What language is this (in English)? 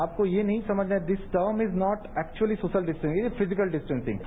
Hindi